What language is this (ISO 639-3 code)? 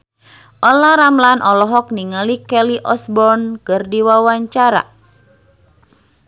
sun